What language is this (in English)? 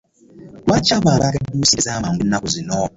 Ganda